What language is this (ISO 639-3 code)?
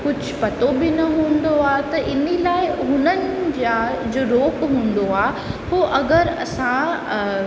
snd